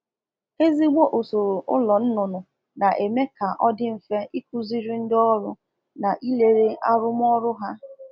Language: Igbo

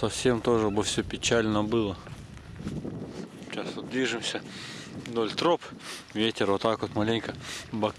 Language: Russian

